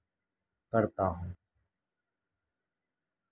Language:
Urdu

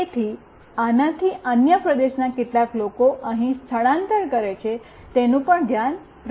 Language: Gujarati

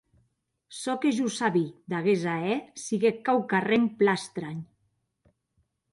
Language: Occitan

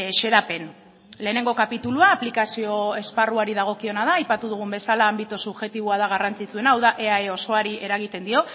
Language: Basque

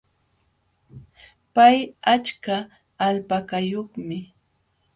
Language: Jauja Wanca Quechua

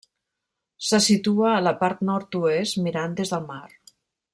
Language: Catalan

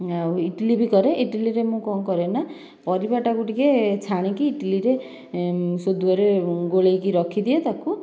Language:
Odia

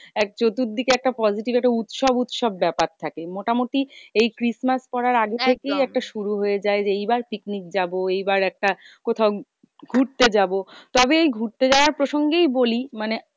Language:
Bangla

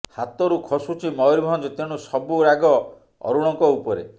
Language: Odia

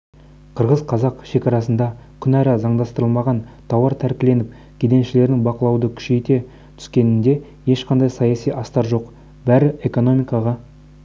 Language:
Kazakh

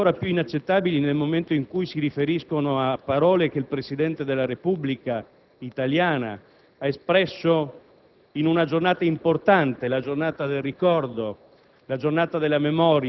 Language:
Italian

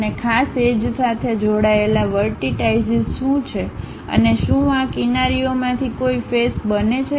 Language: Gujarati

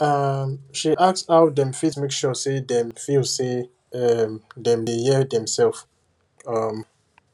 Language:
Nigerian Pidgin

